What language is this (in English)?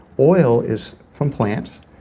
English